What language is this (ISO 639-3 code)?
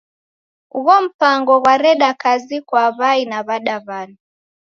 dav